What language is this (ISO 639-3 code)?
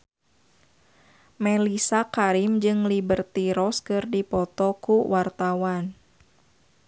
sun